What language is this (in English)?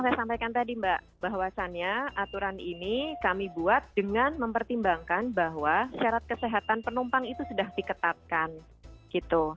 Indonesian